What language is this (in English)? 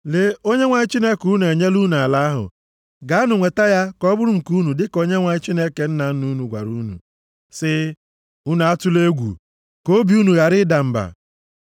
Igbo